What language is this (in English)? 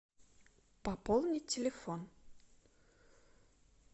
Russian